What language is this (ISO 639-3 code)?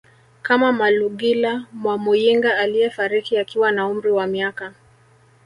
swa